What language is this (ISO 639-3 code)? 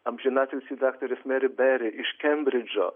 lit